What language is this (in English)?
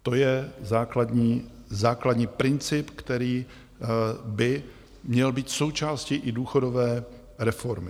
Czech